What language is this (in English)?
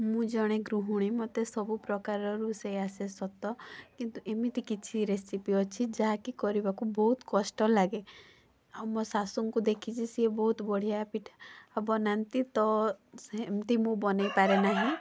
Odia